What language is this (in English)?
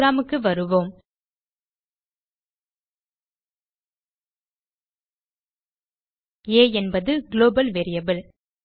Tamil